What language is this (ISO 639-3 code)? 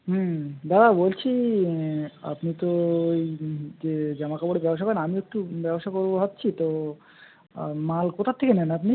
ben